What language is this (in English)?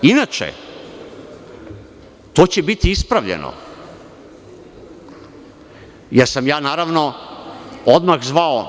Serbian